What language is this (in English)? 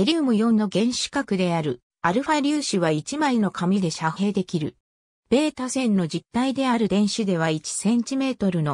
Japanese